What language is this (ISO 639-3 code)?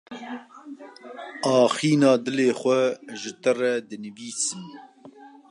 kur